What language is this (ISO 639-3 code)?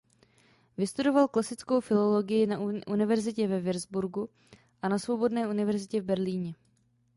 ces